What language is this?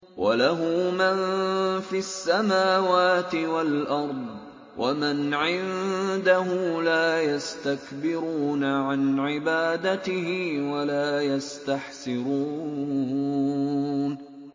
Arabic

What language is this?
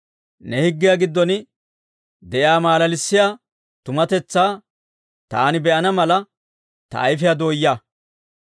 Dawro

